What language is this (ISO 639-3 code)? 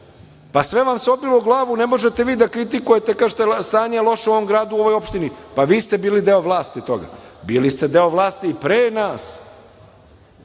srp